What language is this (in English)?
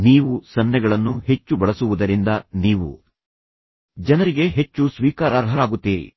Kannada